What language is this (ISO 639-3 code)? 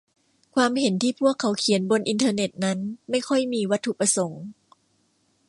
tha